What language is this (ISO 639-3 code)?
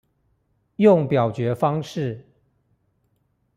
zho